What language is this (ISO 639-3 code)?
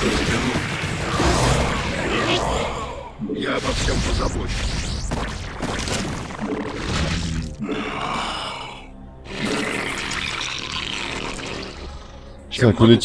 rus